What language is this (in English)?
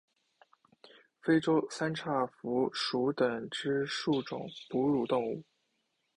Chinese